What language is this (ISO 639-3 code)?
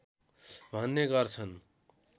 nep